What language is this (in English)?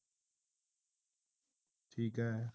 Punjabi